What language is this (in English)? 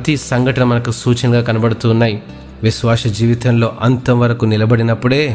Telugu